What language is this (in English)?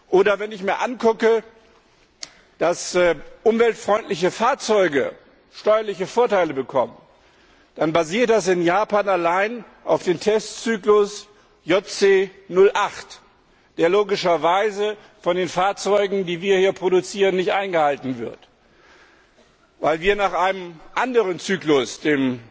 German